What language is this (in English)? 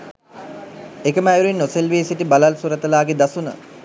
Sinhala